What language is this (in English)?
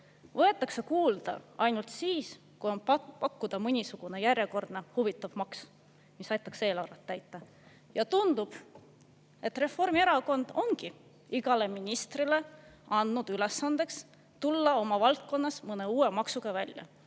Estonian